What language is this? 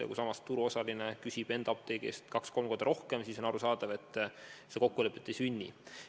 Estonian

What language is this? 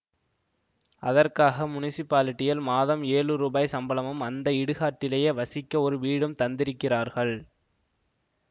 Tamil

